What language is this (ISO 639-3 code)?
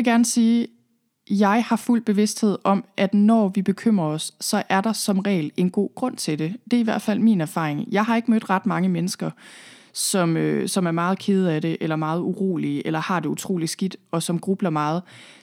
dan